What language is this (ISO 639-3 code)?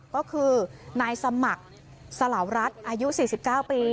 tha